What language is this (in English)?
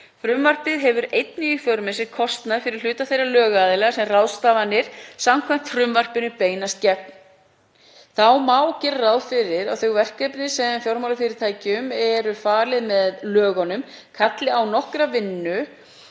Icelandic